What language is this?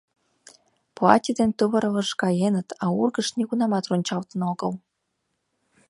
Mari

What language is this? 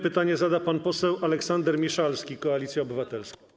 Polish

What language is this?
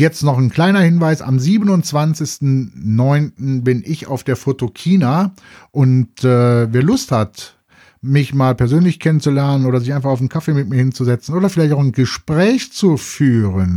German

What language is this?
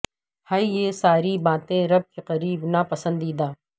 Urdu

